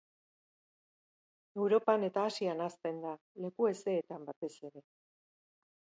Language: Basque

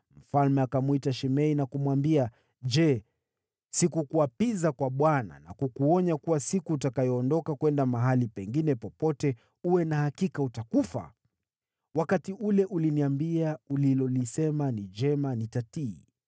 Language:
Swahili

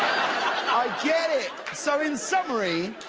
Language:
English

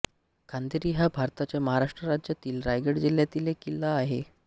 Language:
Marathi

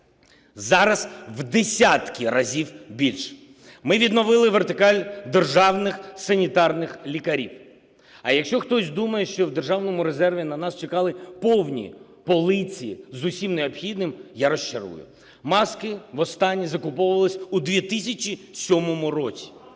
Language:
Ukrainian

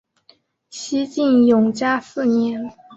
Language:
Chinese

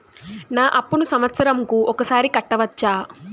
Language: Telugu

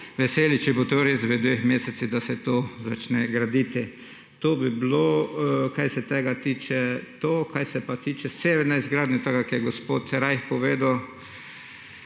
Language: Slovenian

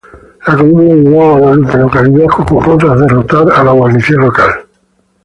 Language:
Spanish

